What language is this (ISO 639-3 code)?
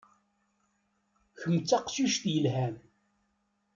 kab